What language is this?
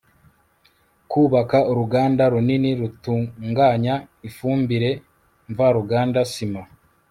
Kinyarwanda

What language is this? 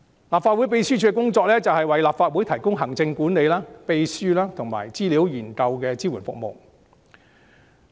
Cantonese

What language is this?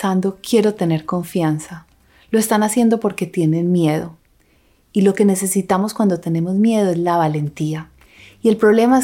Spanish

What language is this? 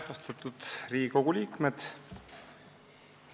Estonian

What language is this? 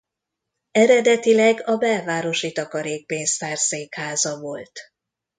Hungarian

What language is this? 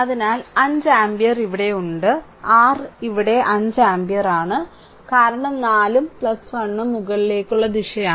Malayalam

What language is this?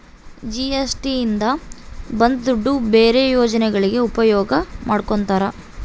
Kannada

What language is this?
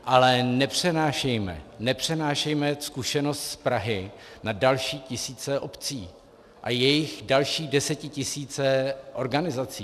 Czech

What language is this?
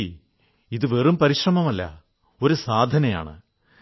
Malayalam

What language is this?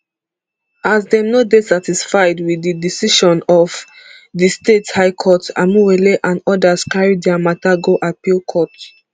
Nigerian Pidgin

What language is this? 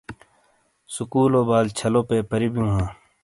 Shina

